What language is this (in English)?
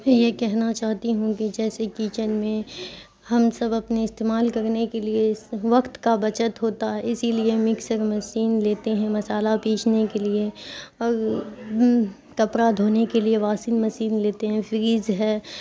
Urdu